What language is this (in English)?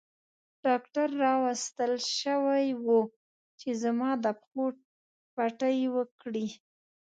Pashto